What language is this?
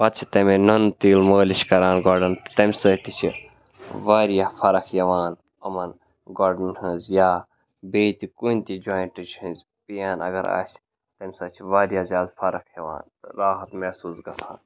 Kashmiri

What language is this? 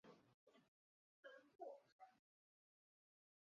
Chinese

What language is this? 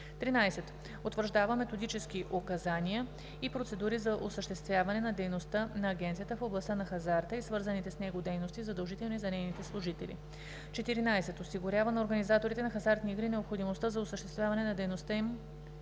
Bulgarian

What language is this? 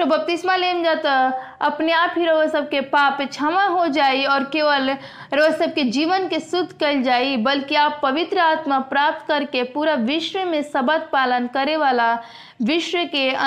Hindi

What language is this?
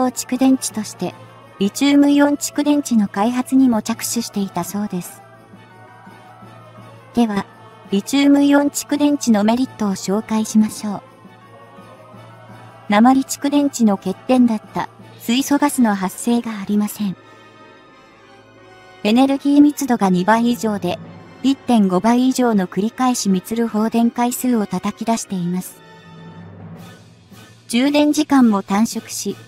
Japanese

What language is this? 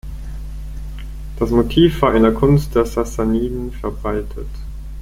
German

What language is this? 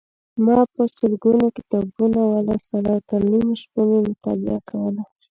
Pashto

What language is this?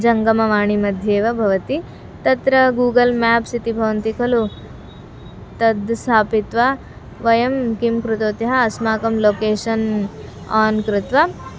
Sanskrit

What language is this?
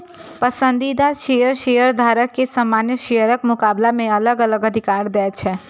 Maithili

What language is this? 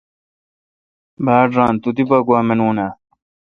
Kalkoti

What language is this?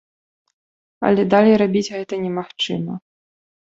Belarusian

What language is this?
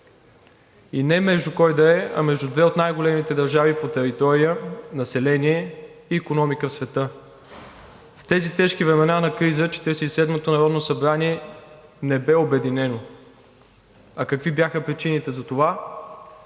Bulgarian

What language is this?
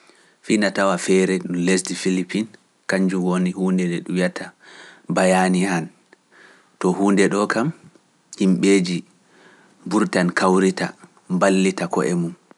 Pular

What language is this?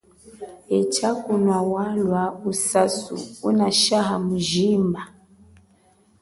Chokwe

